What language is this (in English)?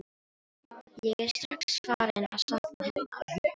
Icelandic